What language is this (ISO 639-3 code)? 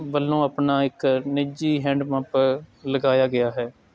pan